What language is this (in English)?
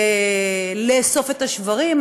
Hebrew